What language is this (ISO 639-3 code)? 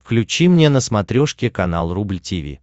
rus